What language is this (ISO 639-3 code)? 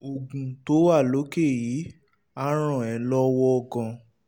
yor